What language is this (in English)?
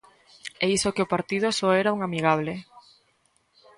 Galician